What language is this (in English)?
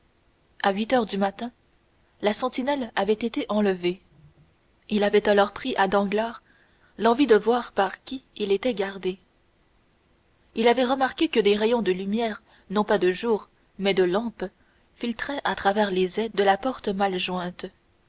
French